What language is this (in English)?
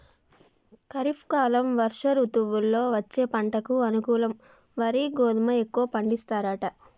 Telugu